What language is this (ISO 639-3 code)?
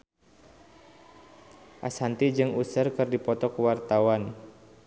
sun